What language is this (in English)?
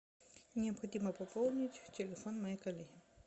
Russian